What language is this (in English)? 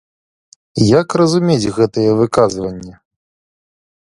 Belarusian